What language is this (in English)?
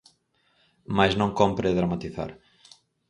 Galician